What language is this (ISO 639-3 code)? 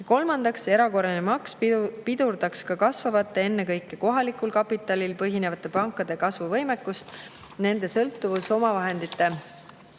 est